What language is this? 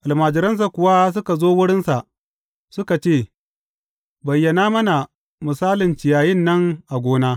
Hausa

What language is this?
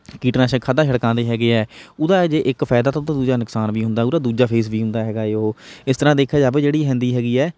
Punjabi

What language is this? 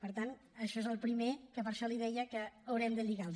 Catalan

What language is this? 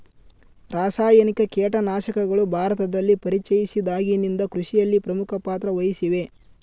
Kannada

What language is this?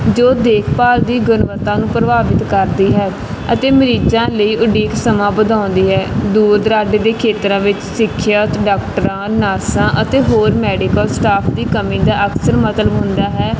Punjabi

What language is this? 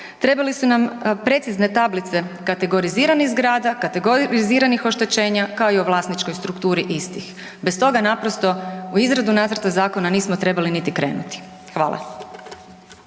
Croatian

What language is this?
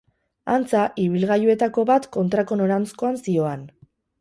Basque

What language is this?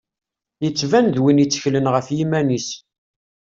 Kabyle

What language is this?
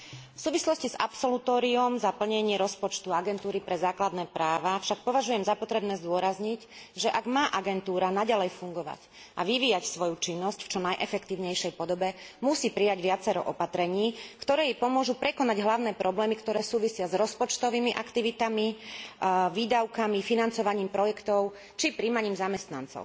Slovak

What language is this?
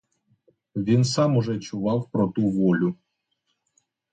Ukrainian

